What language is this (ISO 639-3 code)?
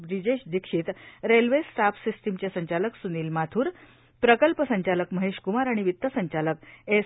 mar